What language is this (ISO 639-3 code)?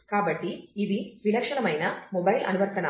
tel